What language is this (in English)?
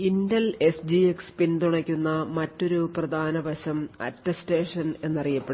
Malayalam